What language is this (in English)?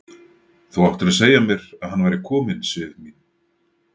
Icelandic